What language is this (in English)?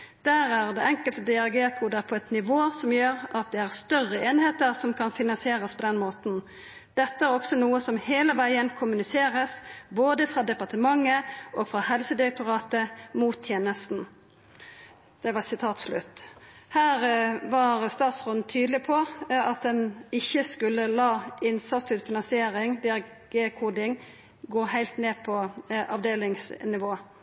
Norwegian Nynorsk